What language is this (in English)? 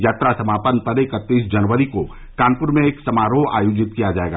Hindi